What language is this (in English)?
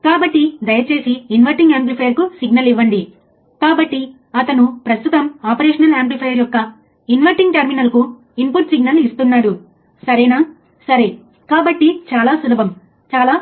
Telugu